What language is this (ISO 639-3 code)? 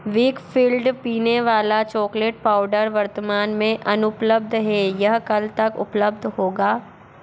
hin